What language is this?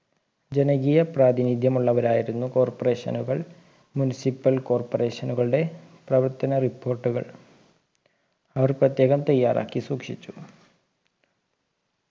Malayalam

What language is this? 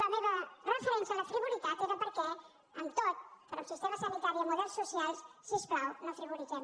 Catalan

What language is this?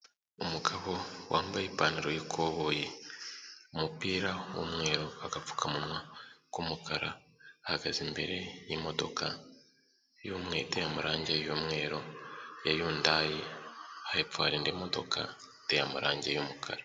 Kinyarwanda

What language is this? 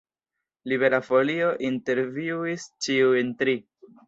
Esperanto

